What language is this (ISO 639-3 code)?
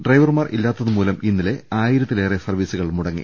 mal